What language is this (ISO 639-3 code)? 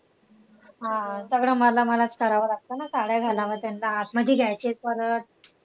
mar